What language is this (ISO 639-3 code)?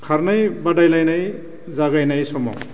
brx